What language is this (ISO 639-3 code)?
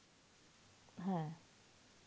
ben